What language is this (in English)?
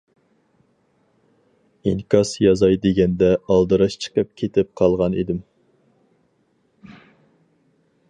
Uyghur